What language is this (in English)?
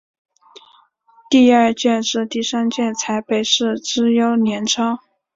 Chinese